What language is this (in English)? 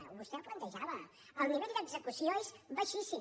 Catalan